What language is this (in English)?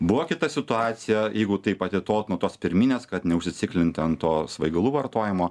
Lithuanian